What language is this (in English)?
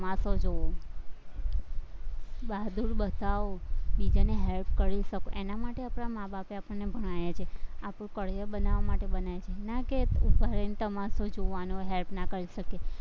Gujarati